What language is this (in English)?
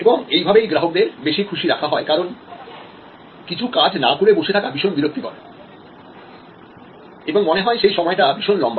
Bangla